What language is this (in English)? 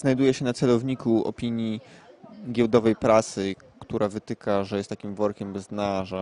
Polish